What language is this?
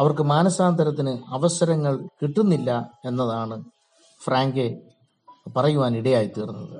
Malayalam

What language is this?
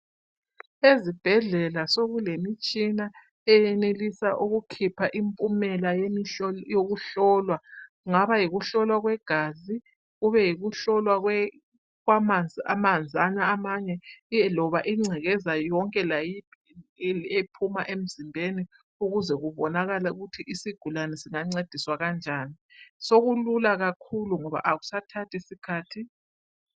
North Ndebele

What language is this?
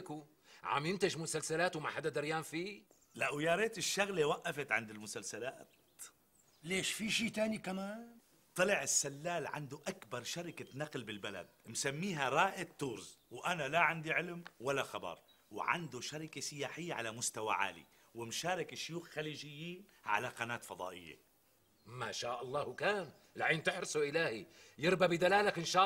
Arabic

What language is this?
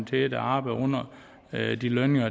Danish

